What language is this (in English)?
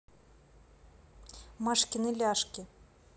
Russian